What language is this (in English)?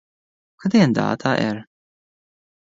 Irish